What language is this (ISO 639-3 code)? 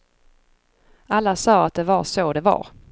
swe